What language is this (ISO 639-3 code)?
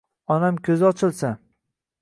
uzb